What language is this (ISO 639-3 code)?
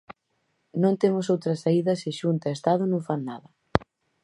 glg